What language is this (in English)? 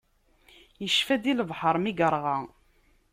Kabyle